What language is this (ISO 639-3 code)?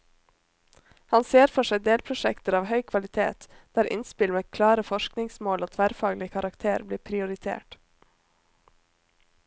nor